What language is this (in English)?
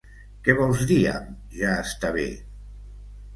Catalan